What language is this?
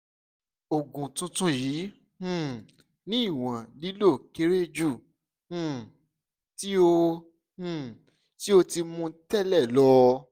Yoruba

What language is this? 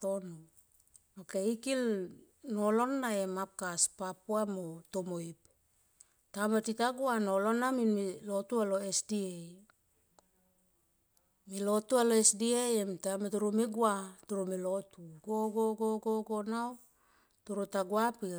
Tomoip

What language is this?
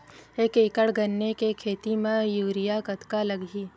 Chhattisgarhi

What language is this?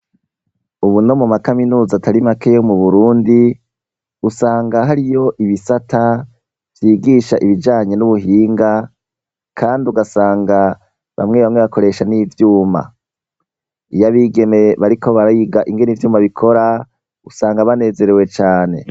Rundi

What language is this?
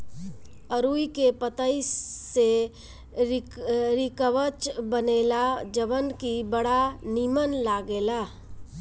Bhojpuri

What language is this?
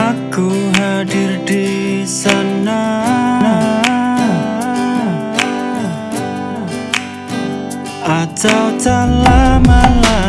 Indonesian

